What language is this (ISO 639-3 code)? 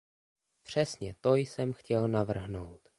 ces